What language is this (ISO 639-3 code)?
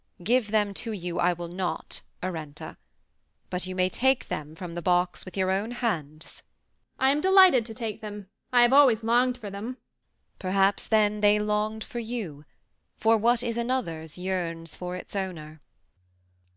eng